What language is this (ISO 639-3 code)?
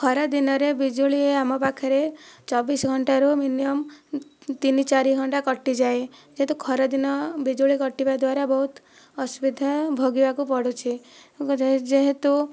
ori